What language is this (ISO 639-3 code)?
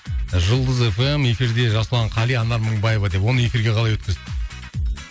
kaz